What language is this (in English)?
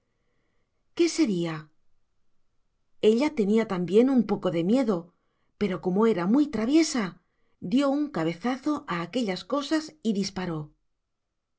Spanish